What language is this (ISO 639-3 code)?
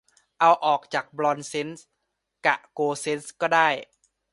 tha